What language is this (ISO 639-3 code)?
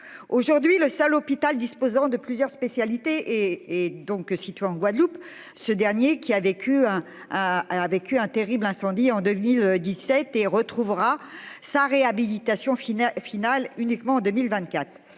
fra